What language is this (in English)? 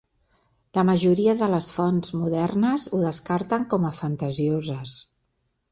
Catalan